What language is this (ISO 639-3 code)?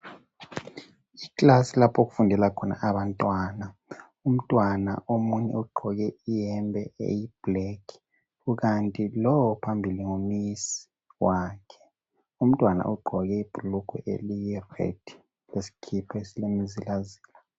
nde